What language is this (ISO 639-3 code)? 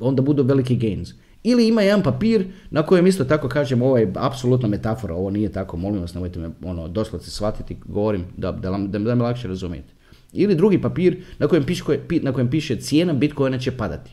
hrv